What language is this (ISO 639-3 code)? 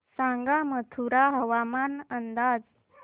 mar